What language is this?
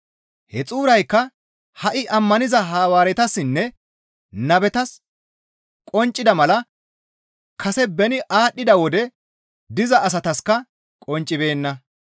Gamo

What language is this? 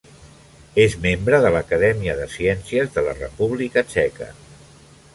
Catalan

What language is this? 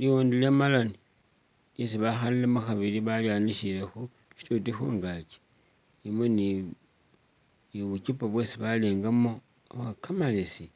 Masaaba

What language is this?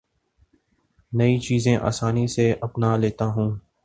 Urdu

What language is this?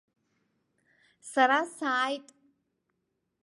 Abkhazian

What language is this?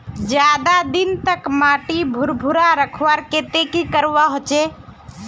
Magahi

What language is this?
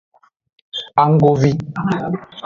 Aja (Benin)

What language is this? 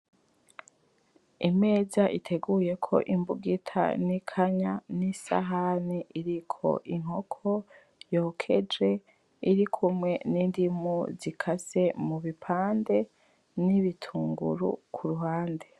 Rundi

